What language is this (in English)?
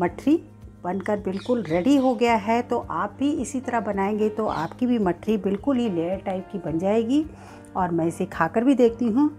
Hindi